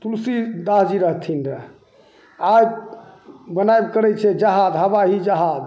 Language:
Maithili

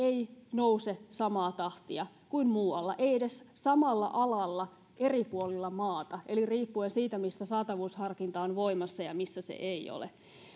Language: Finnish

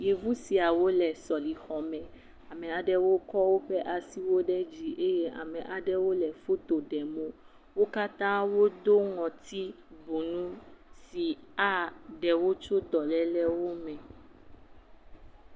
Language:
Ewe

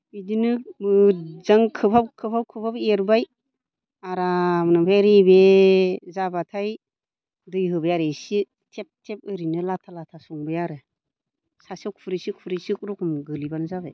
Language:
Bodo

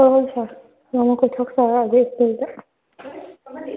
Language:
Manipuri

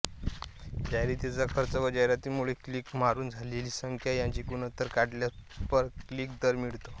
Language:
Marathi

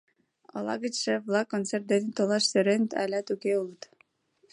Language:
Mari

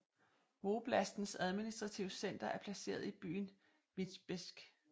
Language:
Danish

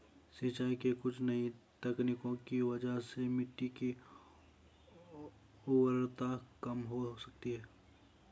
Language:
Hindi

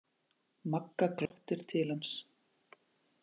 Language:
Icelandic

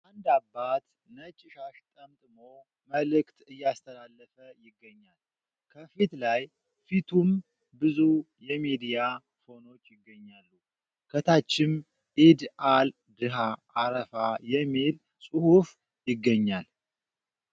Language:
Amharic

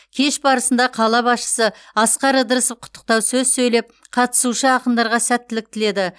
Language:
Kazakh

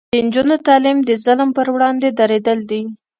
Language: Pashto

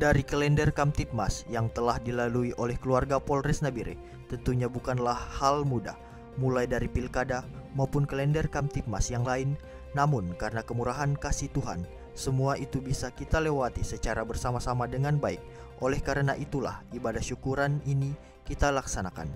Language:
Indonesian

